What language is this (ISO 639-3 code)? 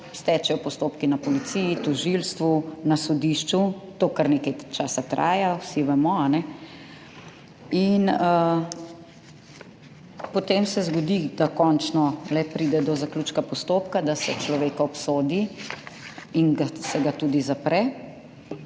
slv